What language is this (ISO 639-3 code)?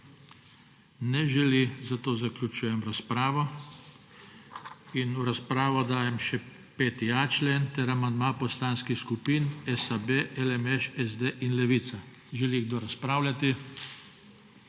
slv